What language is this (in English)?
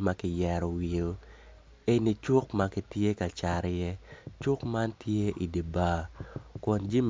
Acoli